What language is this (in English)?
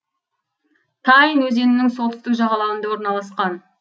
Kazakh